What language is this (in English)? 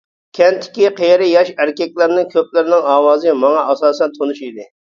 Uyghur